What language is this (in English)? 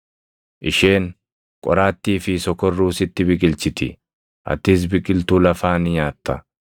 Oromo